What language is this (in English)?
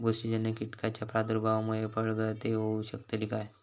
Marathi